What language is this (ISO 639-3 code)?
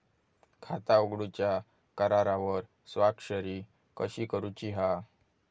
mar